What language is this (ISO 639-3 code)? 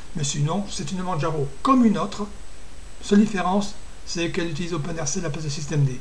fra